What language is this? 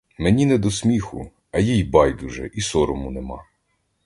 Ukrainian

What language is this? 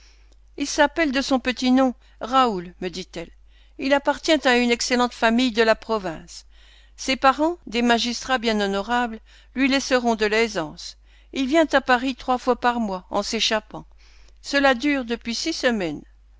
French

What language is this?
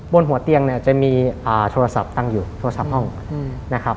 Thai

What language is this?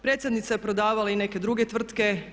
Croatian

